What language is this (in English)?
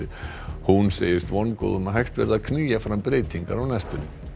Icelandic